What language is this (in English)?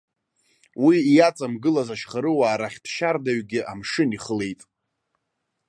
Abkhazian